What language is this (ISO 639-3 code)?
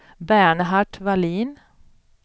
swe